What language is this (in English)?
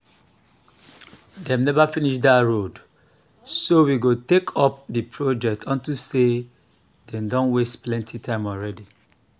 Nigerian Pidgin